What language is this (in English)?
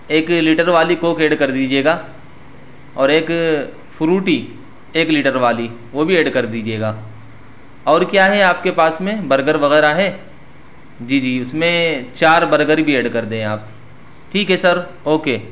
Urdu